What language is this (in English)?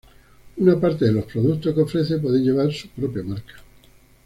Spanish